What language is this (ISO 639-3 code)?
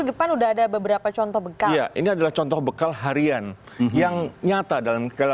ind